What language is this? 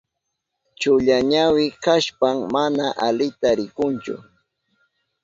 Southern Pastaza Quechua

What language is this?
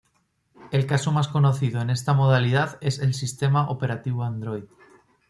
Spanish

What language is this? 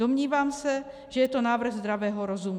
Czech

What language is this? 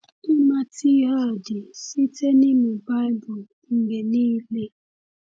Igbo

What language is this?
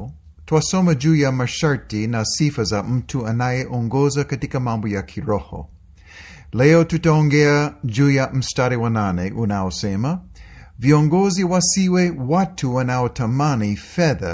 Swahili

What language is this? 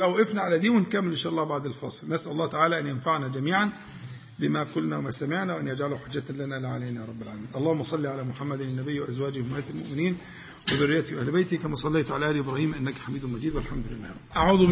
Arabic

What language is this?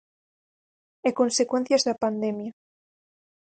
Galician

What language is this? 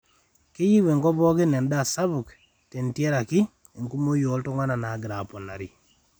Masai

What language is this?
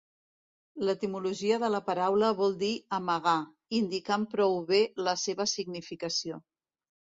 Catalan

